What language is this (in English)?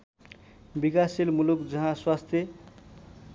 Nepali